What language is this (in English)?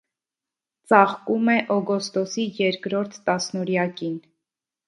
Armenian